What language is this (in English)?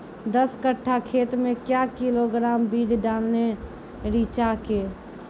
Maithili